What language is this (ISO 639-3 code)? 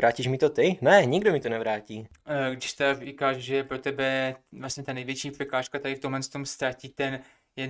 ces